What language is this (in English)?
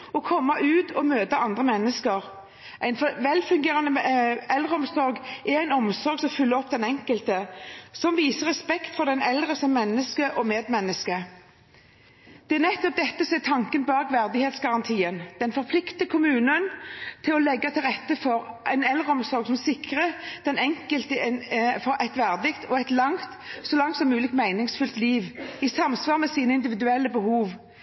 Norwegian Bokmål